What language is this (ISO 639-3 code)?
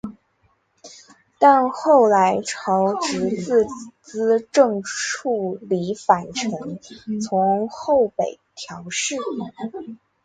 zho